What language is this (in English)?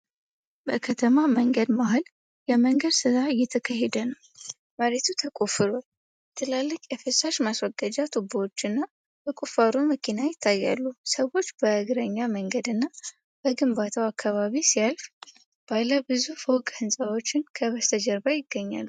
Amharic